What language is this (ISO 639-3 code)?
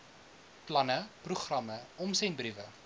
afr